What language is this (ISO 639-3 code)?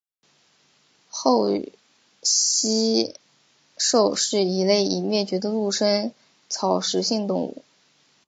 zho